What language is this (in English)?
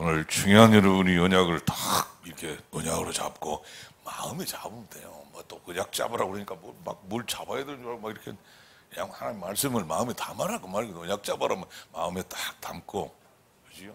Korean